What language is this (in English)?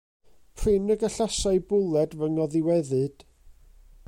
Welsh